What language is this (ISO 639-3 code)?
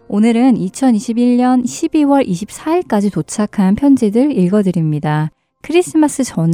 kor